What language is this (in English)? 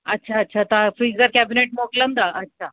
Sindhi